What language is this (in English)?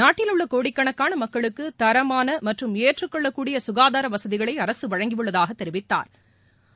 Tamil